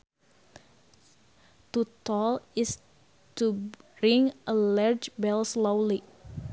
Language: Sundanese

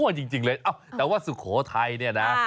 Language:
Thai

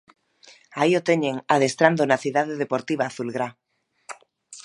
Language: Galician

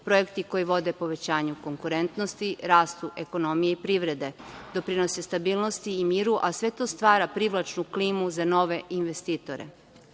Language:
Serbian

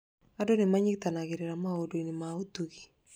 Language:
Kikuyu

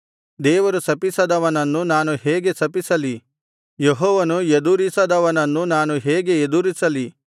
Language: Kannada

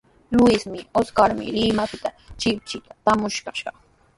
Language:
Sihuas Ancash Quechua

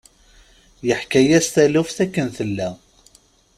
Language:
Kabyle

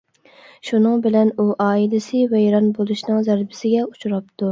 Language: Uyghur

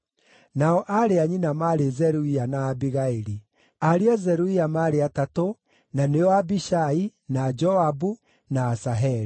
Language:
Kikuyu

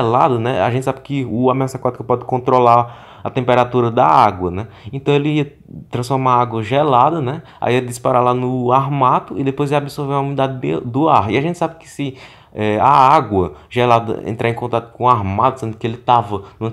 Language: Portuguese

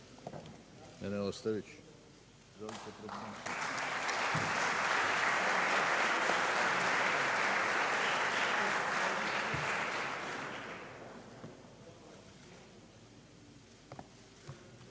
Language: Serbian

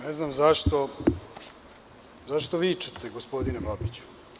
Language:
Serbian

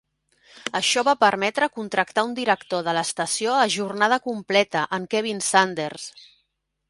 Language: Catalan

